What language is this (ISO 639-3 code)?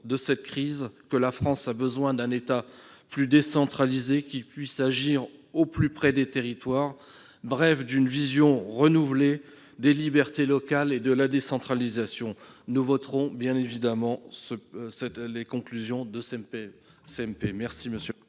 fra